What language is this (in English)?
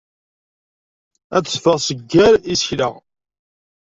Kabyle